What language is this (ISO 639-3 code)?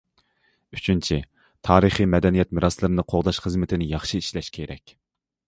uig